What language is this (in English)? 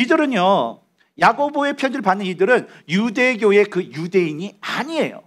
Korean